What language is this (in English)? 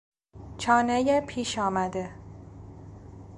Persian